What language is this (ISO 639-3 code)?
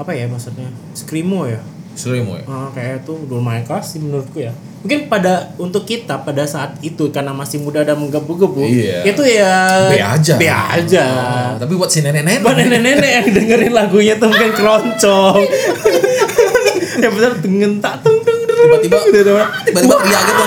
ind